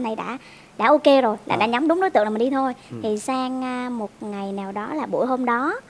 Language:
Vietnamese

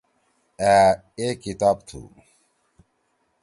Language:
Torwali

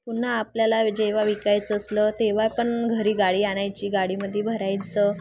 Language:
Marathi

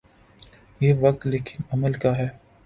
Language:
Urdu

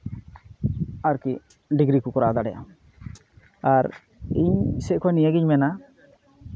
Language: Santali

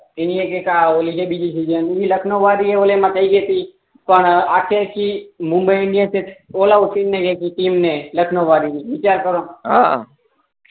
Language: Gujarati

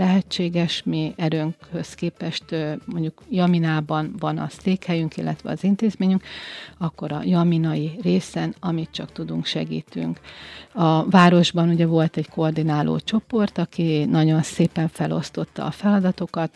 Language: Hungarian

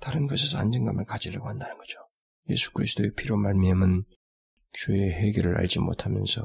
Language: Korean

